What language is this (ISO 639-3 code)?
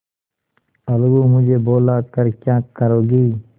hin